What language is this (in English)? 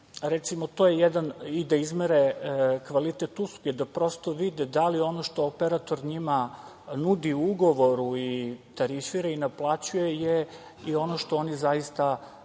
Serbian